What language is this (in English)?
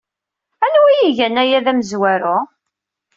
Kabyle